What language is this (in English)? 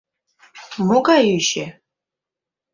Mari